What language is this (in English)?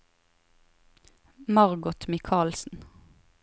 Norwegian